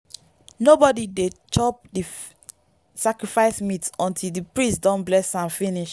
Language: Nigerian Pidgin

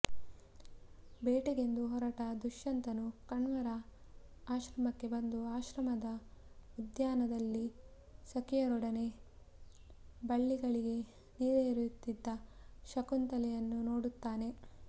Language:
Kannada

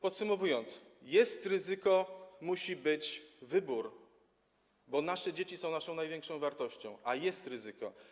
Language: Polish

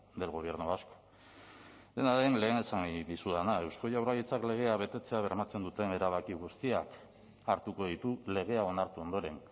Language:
Basque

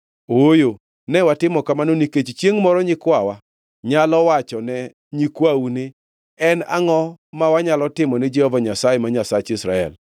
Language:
Luo (Kenya and Tanzania)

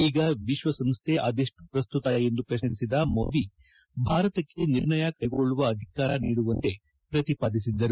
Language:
Kannada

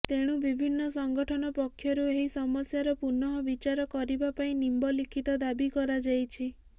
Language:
Odia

